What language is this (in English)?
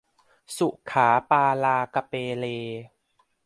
Thai